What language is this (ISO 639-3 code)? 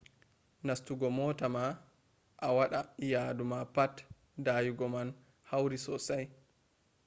ful